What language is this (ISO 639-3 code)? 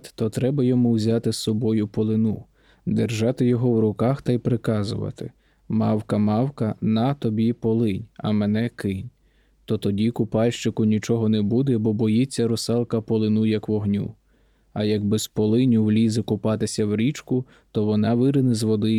ukr